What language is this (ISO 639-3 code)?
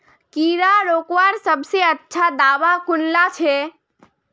mag